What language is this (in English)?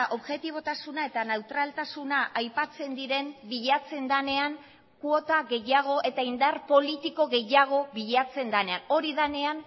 Basque